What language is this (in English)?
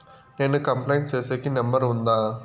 Telugu